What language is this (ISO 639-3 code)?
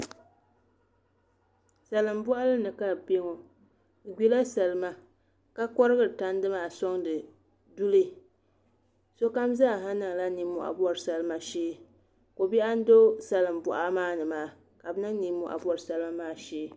dag